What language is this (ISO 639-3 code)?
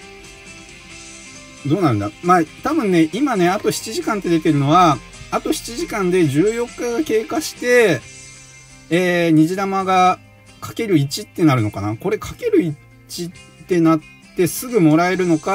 jpn